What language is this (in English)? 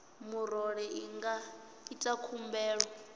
Venda